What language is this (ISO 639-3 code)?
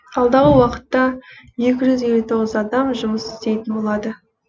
kaz